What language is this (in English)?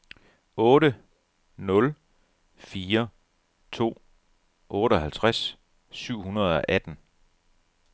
Danish